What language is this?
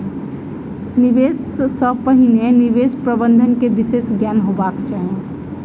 Maithili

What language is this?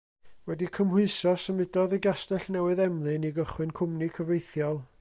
Welsh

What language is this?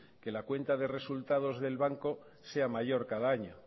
Spanish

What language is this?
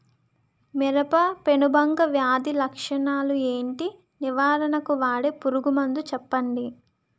Telugu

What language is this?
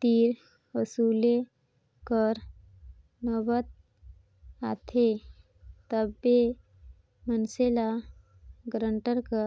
Chhattisgarhi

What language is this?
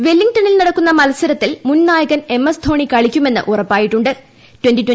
Malayalam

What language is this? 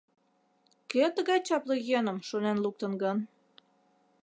Mari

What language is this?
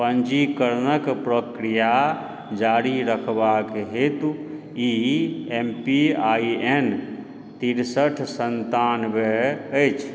Maithili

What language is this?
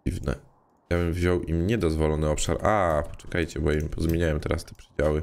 Polish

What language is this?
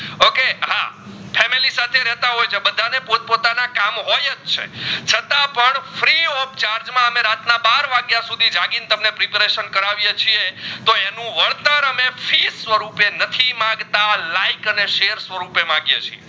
Gujarati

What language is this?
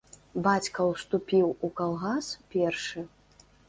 Belarusian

